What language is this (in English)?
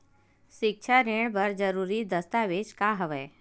Chhattisgarhi